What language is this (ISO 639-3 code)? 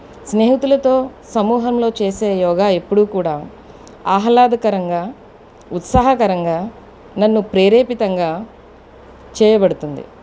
tel